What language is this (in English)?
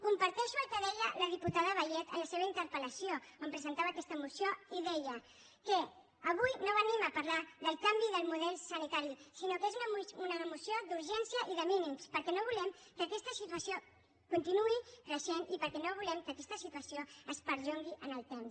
Catalan